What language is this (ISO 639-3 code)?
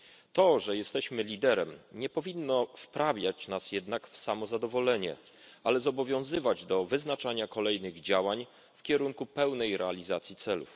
pol